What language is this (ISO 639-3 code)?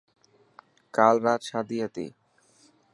mki